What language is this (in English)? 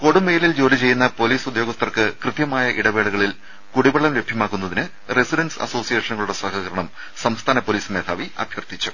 Malayalam